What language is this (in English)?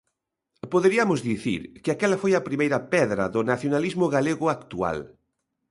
Galician